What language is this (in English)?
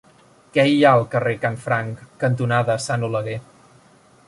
Catalan